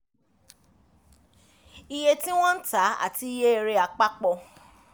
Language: Yoruba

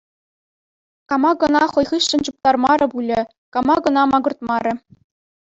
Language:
Chuvash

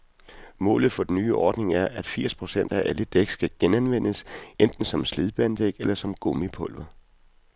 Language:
Danish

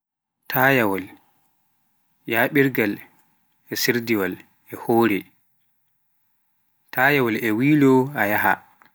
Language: Pular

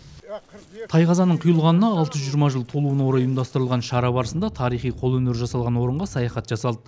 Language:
Kazakh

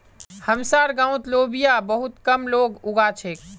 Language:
Magahi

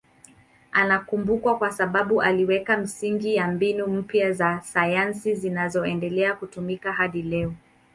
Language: Swahili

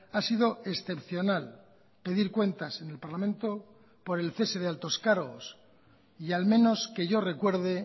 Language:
Spanish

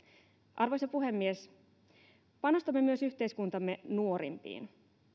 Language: Finnish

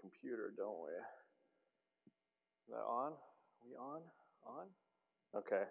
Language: English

